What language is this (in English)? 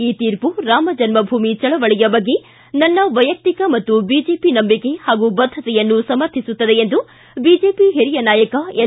Kannada